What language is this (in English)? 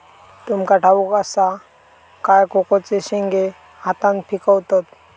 Marathi